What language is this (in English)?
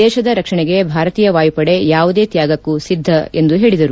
Kannada